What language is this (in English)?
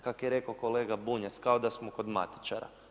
Croatian